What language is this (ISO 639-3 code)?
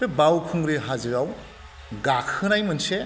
brx